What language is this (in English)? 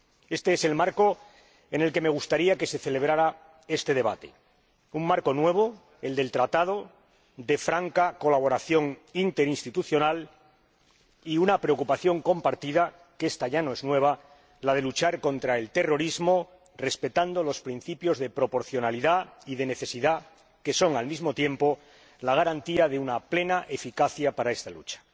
Spanish